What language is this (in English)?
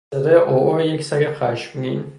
Persian